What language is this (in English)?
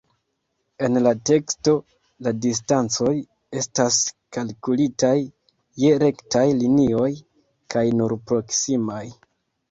Esperanto